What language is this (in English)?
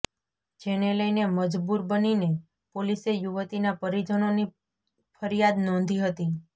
Gujarati